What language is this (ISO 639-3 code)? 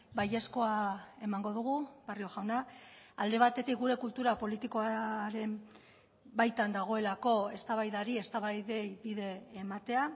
eus